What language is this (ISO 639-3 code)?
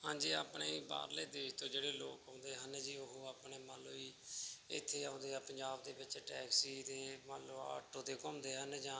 pan